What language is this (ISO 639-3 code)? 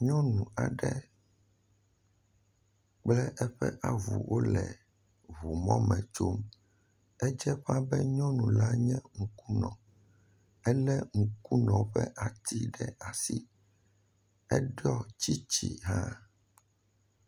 ewe